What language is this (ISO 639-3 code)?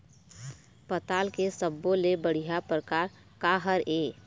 hne